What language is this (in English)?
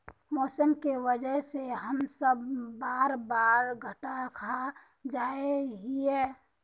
Magahi